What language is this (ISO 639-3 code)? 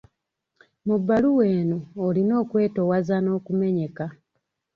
lug